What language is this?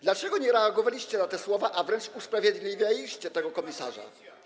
Polish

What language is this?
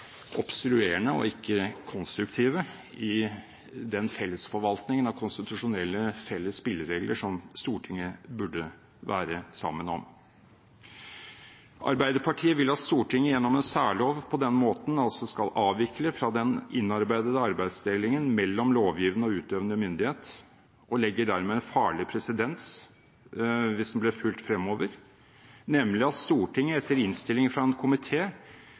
Norwegian Bokmål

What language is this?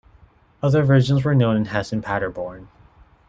English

